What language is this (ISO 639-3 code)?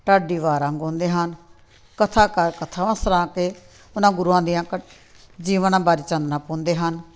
pan